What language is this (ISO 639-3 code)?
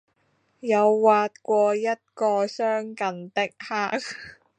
zho